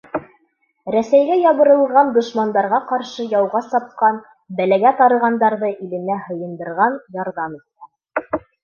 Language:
Bashkir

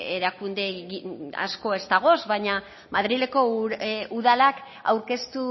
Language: Basque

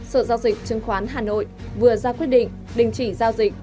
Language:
Vietnamese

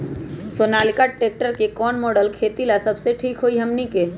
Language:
Magahi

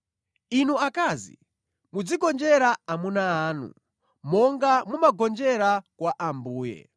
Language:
Nyanja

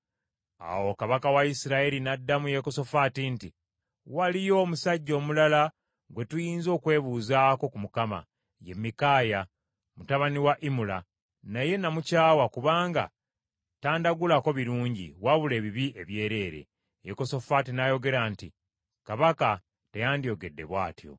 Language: Ganda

